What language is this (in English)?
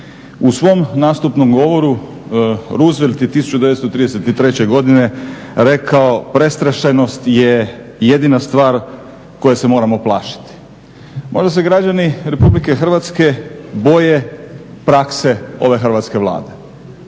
Croatian